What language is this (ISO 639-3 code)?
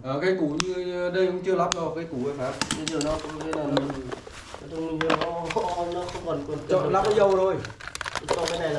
vie